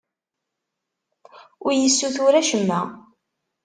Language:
Kabyle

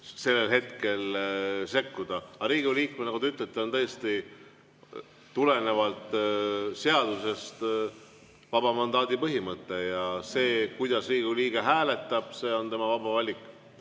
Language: Estonian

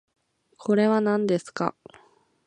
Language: Japanese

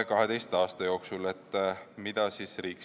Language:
Estonian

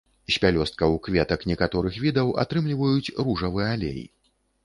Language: Belarusian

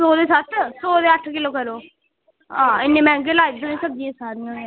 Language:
Dogri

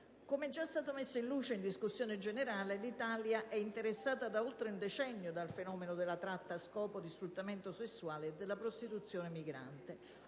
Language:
Italian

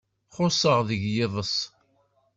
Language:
Kabyle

